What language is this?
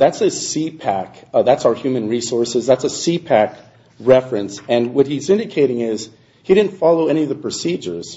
English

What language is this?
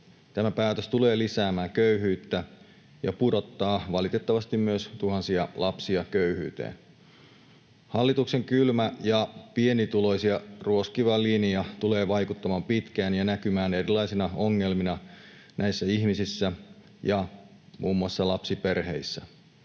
Finnish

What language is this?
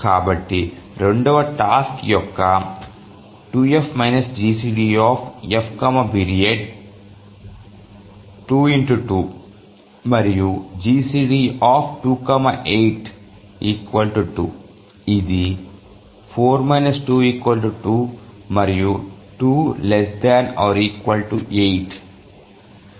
Telugu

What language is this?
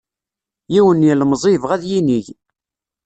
Kabyle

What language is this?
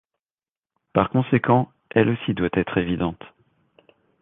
French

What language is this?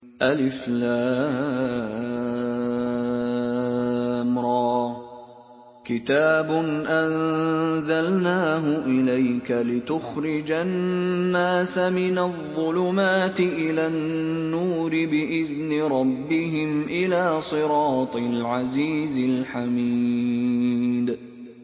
Arabic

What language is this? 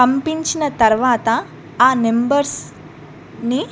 Telugu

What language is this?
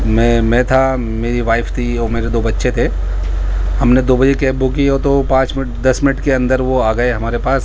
Urdu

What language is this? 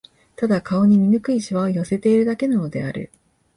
Japanese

